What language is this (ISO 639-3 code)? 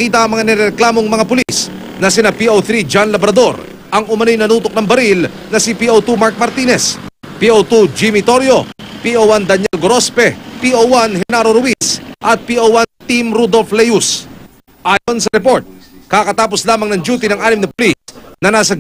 fil